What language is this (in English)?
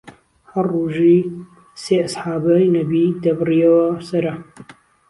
Central Kurdish